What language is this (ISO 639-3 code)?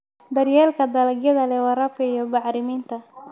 som